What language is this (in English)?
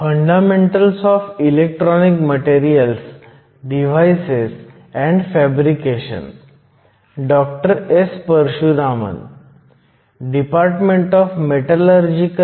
Marathi